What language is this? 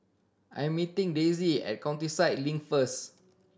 English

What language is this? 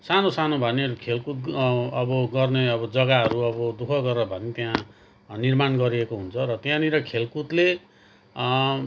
Nepali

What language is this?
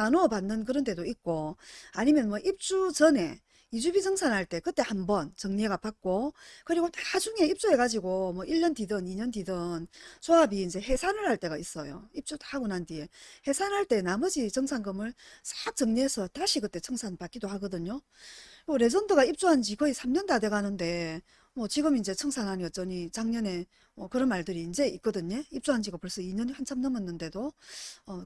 Korean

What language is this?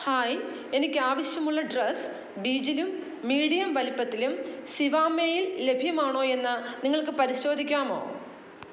Malayalam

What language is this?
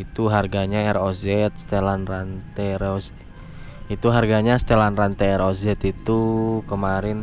Indonesian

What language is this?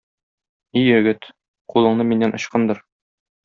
Tatar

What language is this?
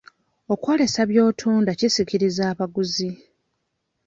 Ganda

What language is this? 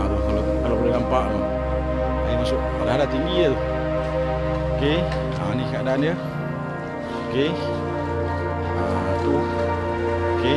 Malay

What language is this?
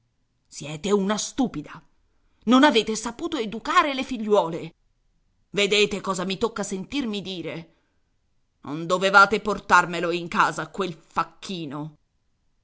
Italian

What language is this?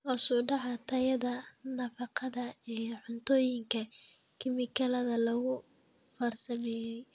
Somali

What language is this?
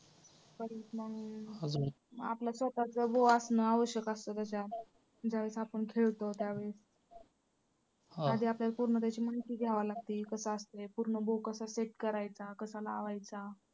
Marathi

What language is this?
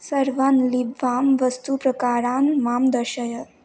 Sanskrit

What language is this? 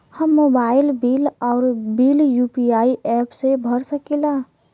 Bhojpuri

